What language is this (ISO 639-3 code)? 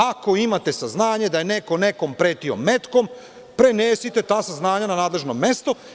srp